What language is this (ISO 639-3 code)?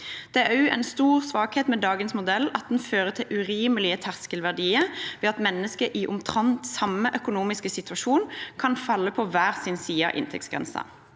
nor